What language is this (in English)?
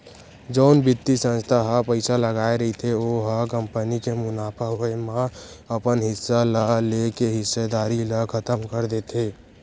Chhattisgarhi